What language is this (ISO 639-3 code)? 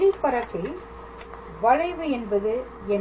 tam